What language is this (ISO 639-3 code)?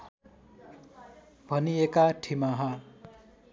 nep